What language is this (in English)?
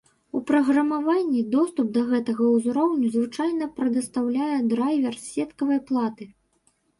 Belarusian